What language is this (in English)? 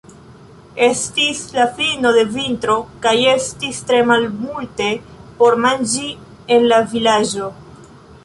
Esperanto